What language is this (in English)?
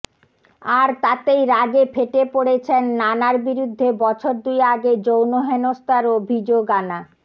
Bangla